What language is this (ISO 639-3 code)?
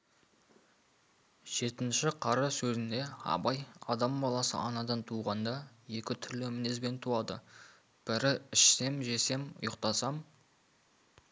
kaz